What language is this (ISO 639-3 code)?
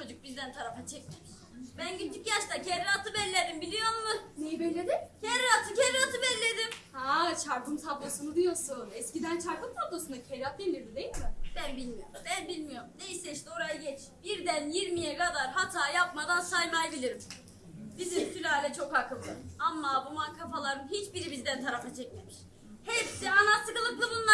tur